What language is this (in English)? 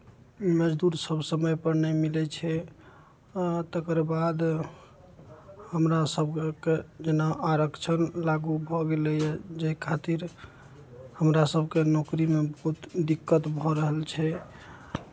Maithili